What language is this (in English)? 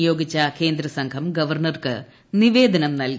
Malayalam